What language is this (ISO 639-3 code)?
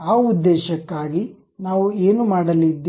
kan